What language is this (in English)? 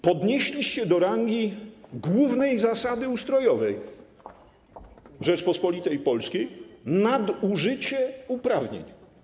Polish